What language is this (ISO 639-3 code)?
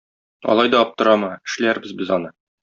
tat